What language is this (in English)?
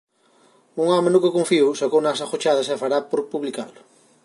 Galician